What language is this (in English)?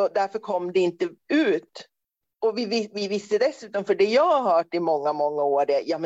Swedish